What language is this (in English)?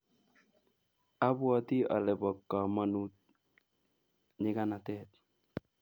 Kalenjin